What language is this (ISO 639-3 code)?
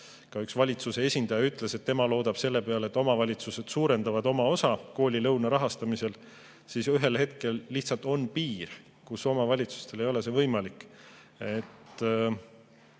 est